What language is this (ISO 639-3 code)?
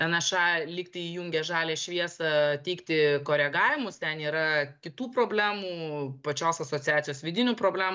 lit